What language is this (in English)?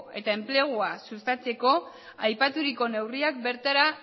Basque